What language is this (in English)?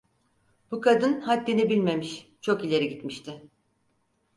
Turkish